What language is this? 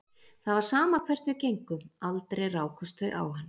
Icelandic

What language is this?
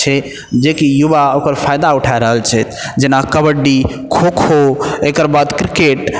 Maithili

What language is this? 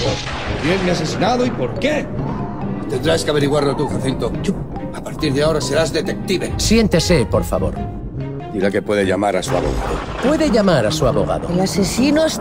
Spanish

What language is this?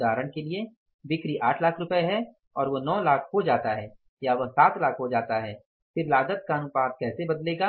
Hindi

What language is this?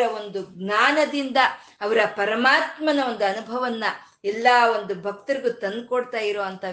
Kannada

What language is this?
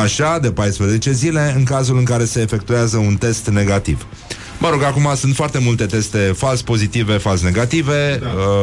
Romanian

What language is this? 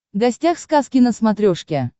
Russian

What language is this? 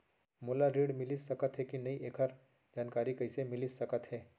Chhattisgarhi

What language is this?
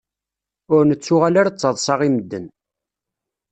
Kabyle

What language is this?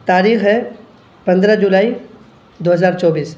Urdu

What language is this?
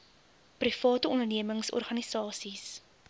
Afrikaans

